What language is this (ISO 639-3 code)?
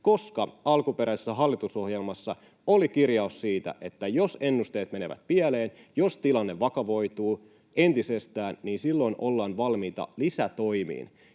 fin